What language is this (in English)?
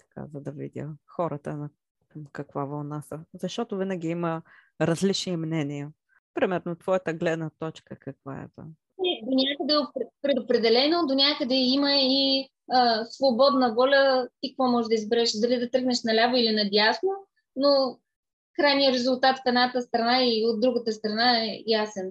Bulgarian